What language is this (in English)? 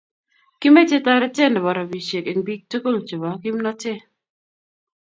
Kalenjin